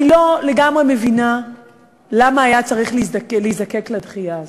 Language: Hebrew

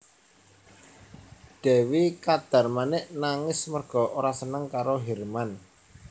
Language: Javanese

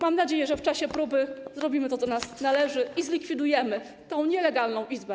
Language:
Polish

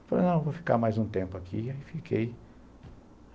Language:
Portuguese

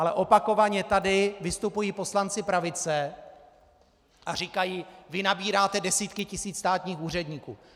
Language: Czech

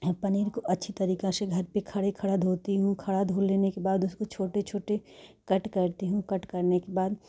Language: Hindi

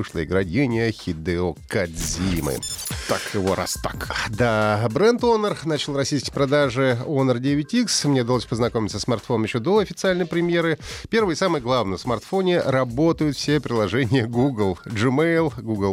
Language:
Russian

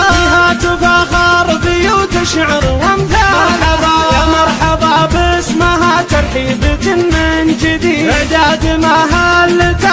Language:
Arabic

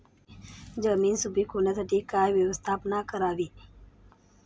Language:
Marathi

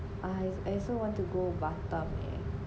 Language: English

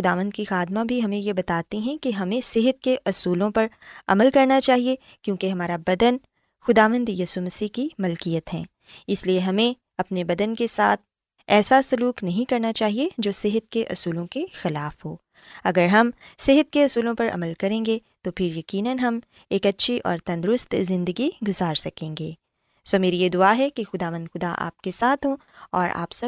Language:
Urdu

